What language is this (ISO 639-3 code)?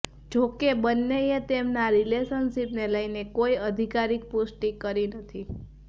guj